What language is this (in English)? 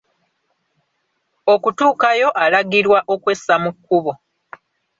Ganda